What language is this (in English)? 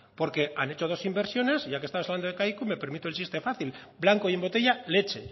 Spanish